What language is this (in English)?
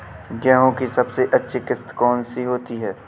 Hindi